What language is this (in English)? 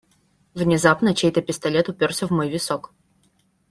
Russian